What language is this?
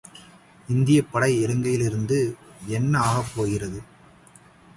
Tamil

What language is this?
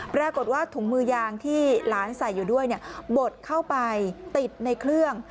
Thai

